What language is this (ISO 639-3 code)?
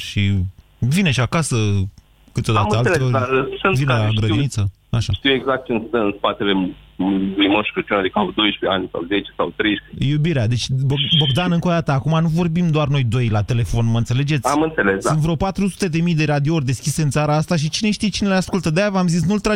ron